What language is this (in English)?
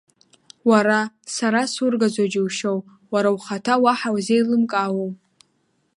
Abkhazian